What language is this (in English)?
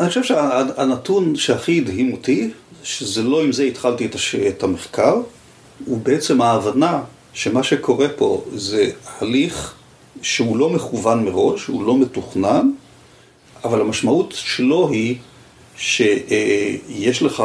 Hebrew